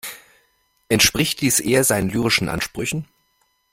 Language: German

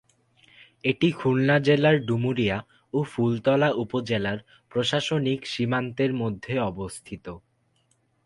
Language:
Bangla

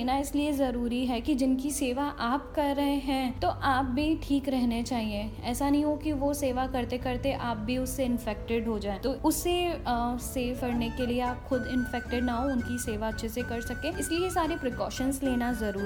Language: Hindi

